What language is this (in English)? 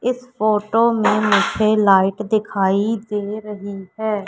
Hindi